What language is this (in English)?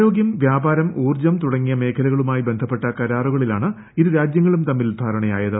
Malayalam